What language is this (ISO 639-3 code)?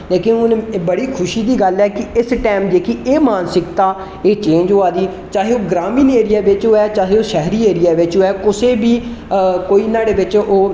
doi